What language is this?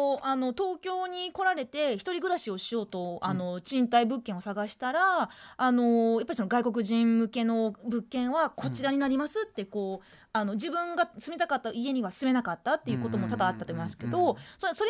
Japanese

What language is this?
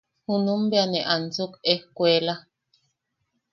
Yaqui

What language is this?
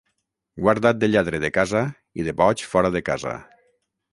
Catalan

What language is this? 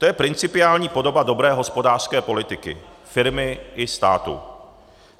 Czech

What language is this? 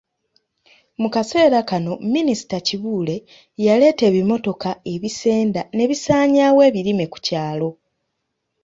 Ganda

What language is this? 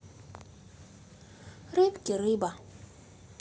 Russian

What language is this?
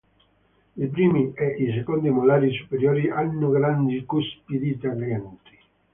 Italian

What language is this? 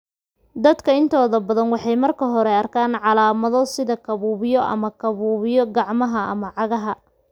Somali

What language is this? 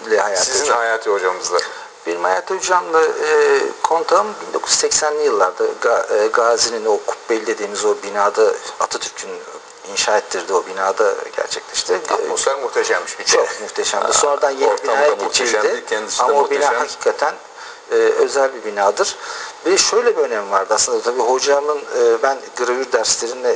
Turkish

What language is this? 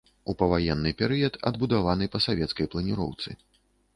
Belarusian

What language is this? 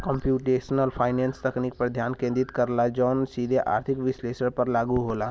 Bhojpuri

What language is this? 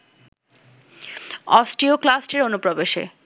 Bangla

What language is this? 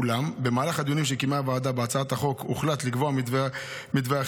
Hebrew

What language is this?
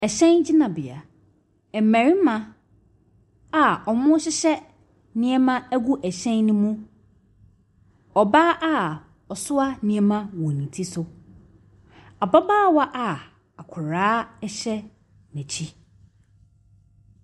Akan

